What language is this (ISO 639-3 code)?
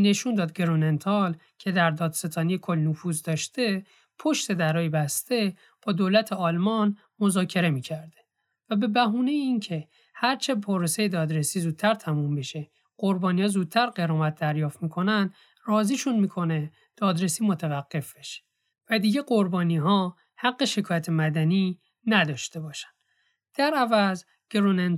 fas